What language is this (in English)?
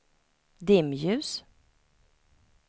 Swedish